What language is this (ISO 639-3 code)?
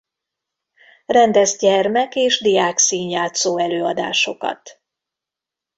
hun